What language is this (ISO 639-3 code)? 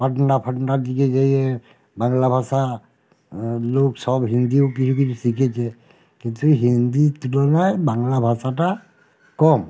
ben